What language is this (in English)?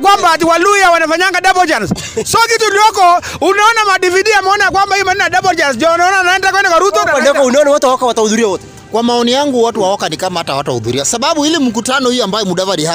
Swahili